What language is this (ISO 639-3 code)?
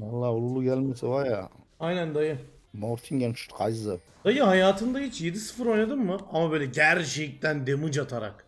tur